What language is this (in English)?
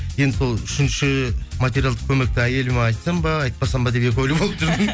Kazakh